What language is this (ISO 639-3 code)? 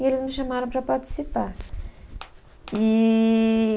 por